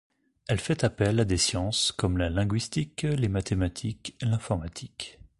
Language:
French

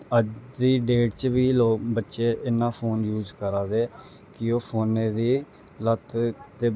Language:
Dogri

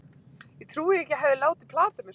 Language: Icelandic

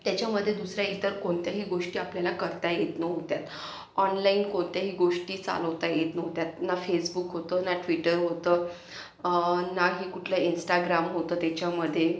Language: Marathi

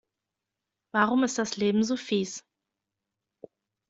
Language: German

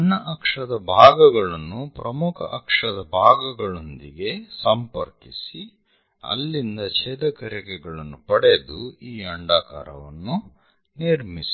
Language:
Kannada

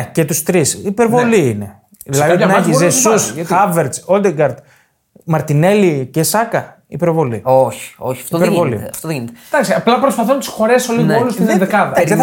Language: Greek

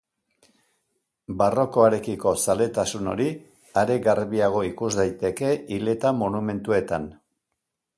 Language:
Basque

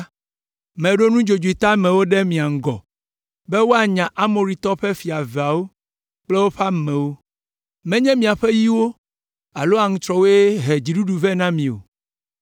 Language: Ewe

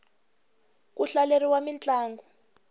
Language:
Tsonga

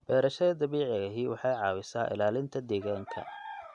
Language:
Somali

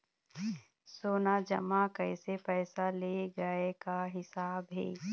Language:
Chhattisgarhi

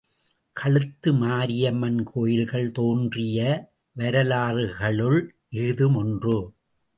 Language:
Tamil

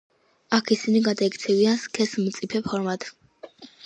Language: Georgian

